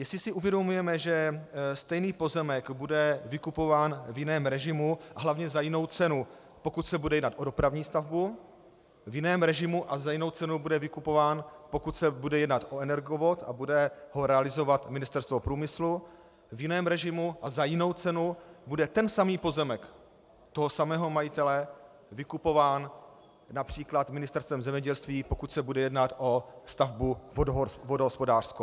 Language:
Czech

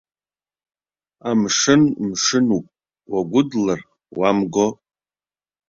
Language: Abkhazian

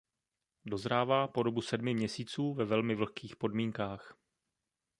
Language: Czech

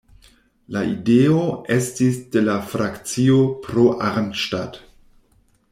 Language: Esperanto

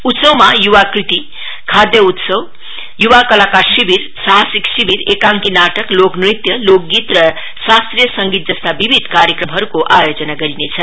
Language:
Nepali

